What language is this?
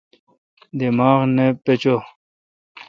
Kalkoti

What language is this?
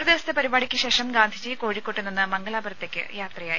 Malayalam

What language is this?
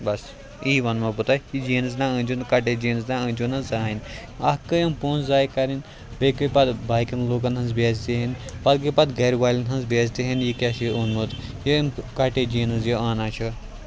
Kashmiri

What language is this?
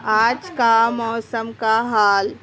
Urdu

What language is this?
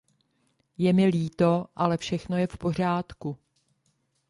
Czech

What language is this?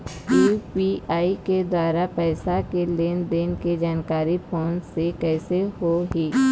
Chhattisgarhi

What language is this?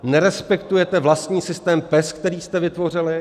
Czech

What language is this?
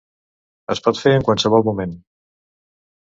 Catalan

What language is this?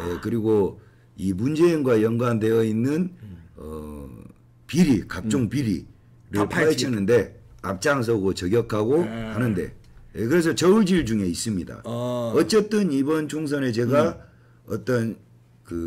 Korean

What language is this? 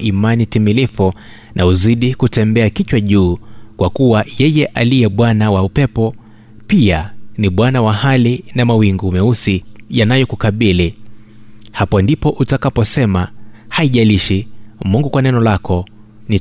Swahili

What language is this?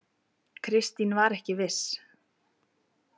Icelandic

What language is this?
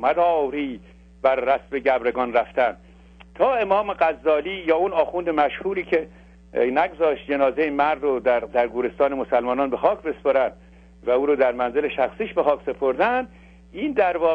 Persian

